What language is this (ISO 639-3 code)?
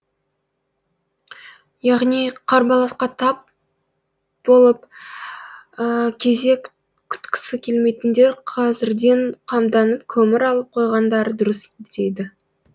kaz